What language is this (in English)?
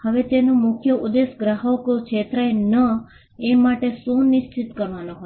Gujarati